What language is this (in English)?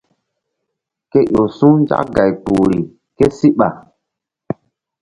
Mbum